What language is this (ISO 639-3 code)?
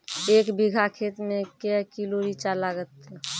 mai